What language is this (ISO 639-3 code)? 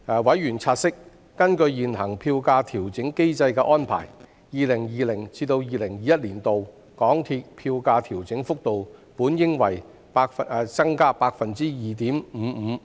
yue